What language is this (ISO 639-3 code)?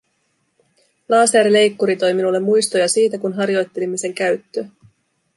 fin